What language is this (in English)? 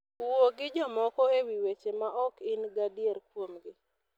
Luo (Kenya and Tanzania)